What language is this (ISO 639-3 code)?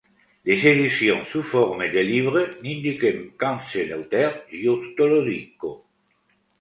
fra